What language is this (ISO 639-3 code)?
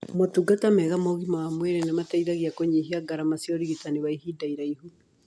kik